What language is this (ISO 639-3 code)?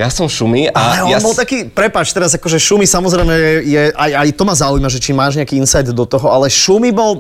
slk